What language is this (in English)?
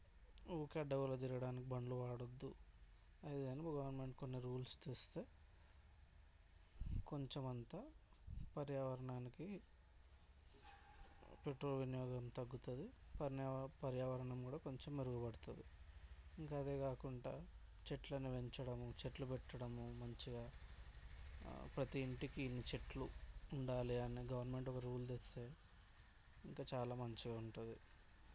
Telugu